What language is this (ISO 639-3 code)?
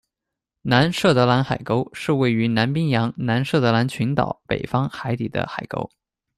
zho